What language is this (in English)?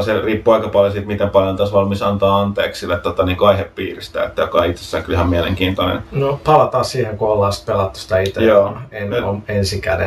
Finnish